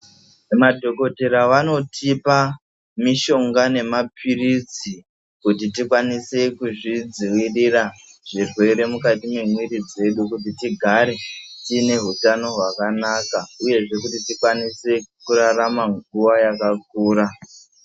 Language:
Ndau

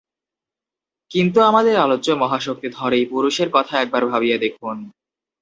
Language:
Bangla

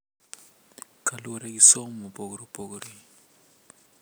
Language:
Luo (Kenya and Tanzania)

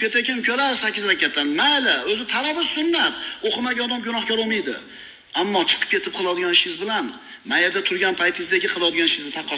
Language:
Turkish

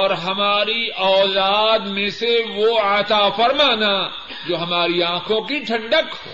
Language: Urdu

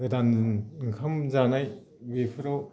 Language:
Bodo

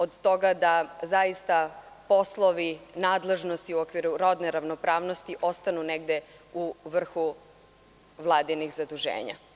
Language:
Serbian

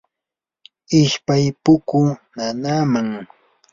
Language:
Yanahuanca Pasco Quechua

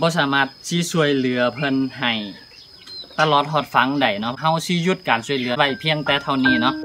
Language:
Thai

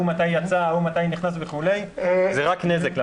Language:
Hebrew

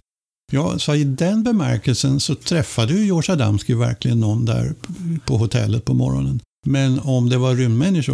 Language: Swedish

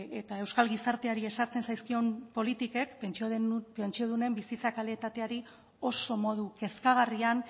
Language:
Basque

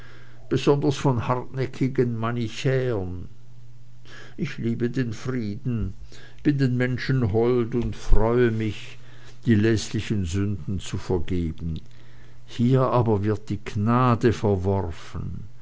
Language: German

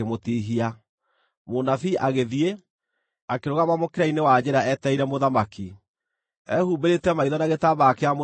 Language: Kikuyu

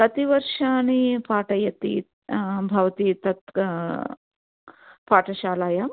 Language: Sanskrit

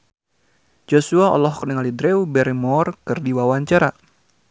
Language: Sundanese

